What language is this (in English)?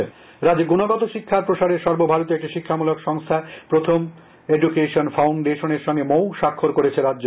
Bangla